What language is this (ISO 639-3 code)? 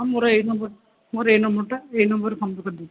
ori